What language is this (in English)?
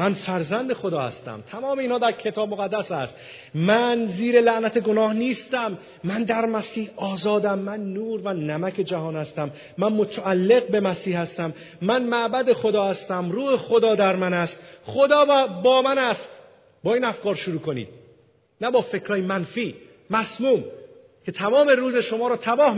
Persian